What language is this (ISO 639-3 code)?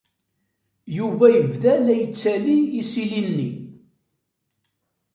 kab